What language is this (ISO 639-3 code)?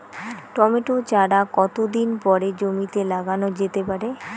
ben